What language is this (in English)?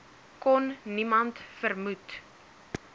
Afrikaans